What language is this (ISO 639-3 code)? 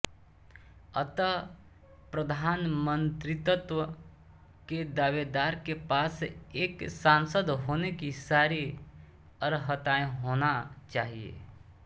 hin